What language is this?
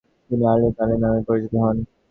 Bangla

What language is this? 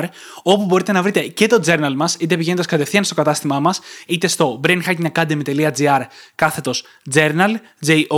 Greek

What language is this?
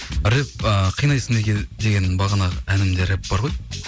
Kazakh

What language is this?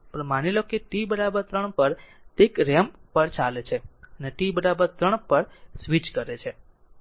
Gujarati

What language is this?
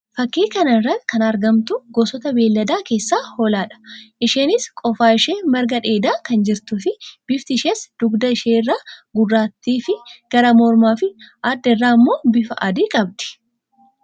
Oromo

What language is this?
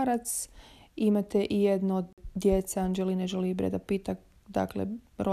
Croatian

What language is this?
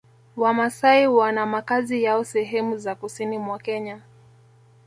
Swahili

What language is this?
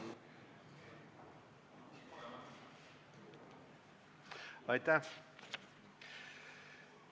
Estonian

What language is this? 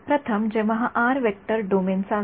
Marathi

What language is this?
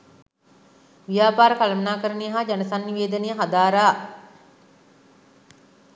Sinhala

